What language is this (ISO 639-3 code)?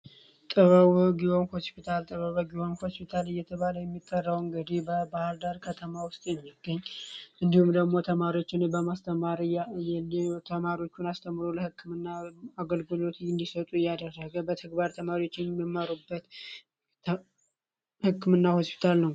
amh